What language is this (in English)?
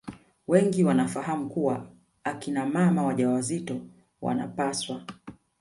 Swahili